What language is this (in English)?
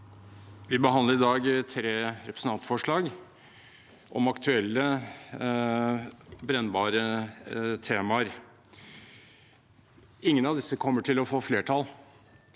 Norwegian